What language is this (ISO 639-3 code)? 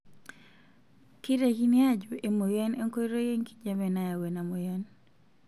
mas